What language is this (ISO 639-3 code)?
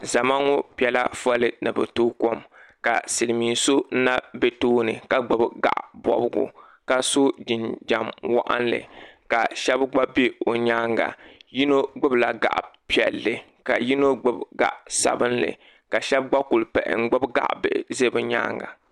dag